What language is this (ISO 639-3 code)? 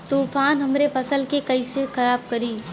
bho